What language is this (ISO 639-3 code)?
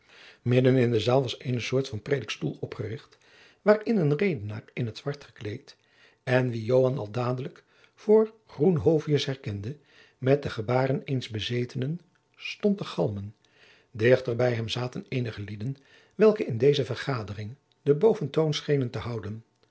nld